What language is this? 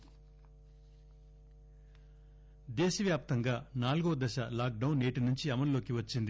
Telugu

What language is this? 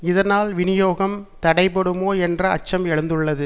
Tamil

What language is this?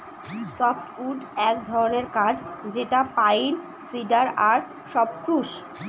Bangla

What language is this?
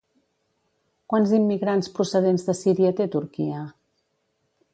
Catalan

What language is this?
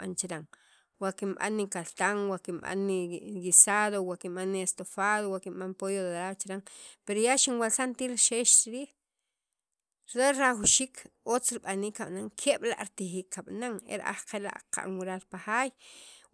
Sacapulteco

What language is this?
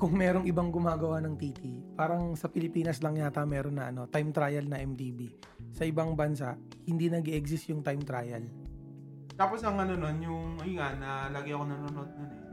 Filipino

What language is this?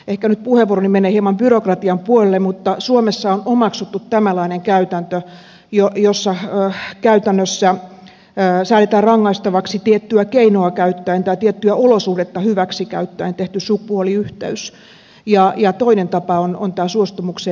Finnish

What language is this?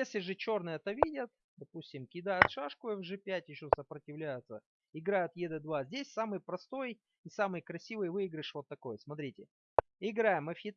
Russian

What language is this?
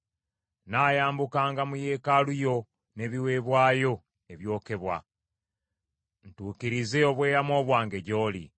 Ganda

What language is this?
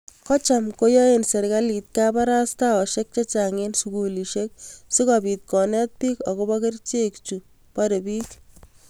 Kalenjin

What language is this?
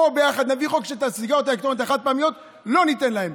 Hebrew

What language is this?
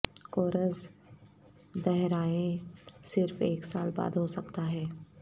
Urdu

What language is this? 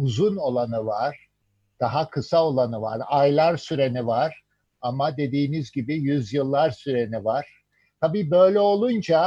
Turkish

